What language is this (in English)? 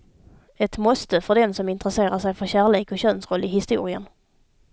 Swedish